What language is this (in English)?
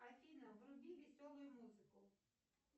Russian